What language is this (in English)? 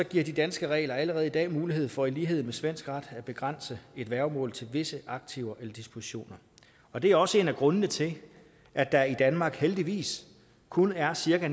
Danish